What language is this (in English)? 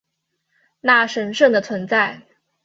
Chinese